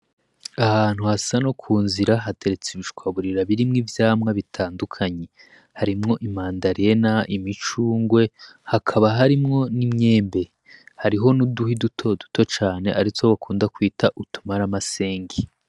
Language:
Rundi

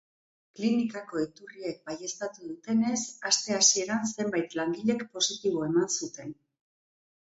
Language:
Basque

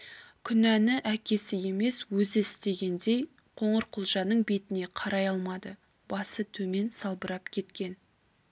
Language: Kazakh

